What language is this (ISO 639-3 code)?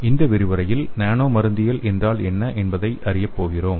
tam